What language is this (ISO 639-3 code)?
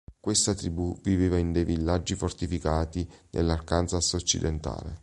ita